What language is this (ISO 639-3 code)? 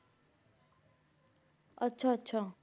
pan